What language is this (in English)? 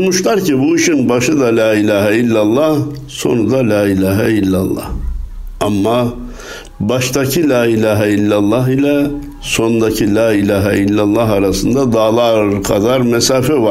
Turkish